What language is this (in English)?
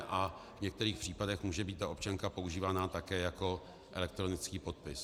Czech